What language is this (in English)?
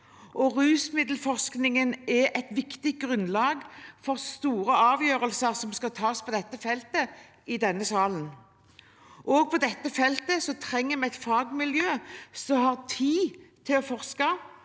Norwegian